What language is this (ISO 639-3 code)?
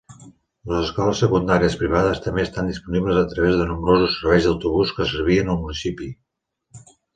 cat